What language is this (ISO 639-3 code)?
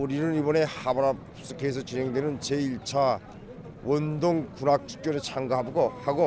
kor